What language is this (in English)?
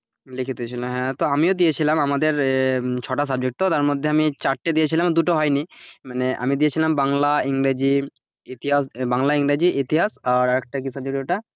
Bangla